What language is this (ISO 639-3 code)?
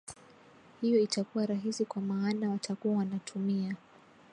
swa